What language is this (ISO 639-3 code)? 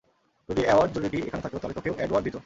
ben